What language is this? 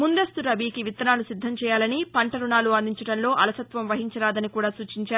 Telugu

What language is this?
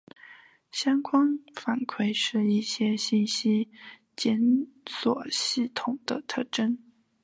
Chinese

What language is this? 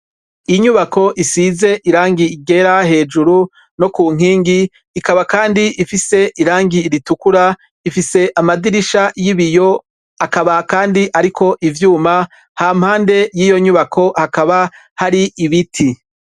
Rundi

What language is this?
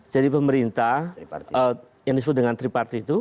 Indonesian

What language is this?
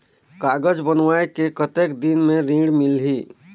Chhattisgarhi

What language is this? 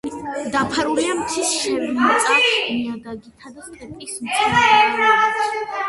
Georgian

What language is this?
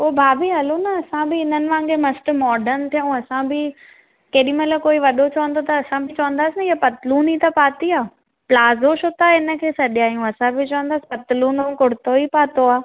Sindhi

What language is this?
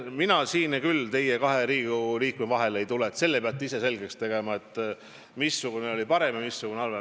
Estonian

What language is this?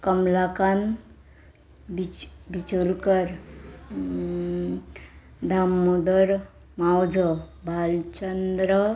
Konkani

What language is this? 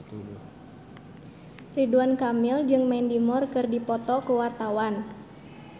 Sundanese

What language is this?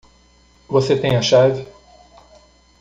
Portuguese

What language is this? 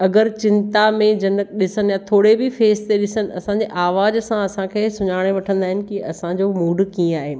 Sindhi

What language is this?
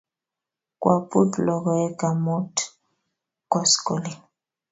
Kalenjin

